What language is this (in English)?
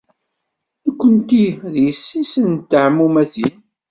Kabyle